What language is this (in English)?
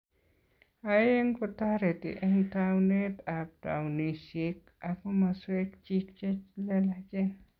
Kalenjin